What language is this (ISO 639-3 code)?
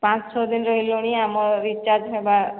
ori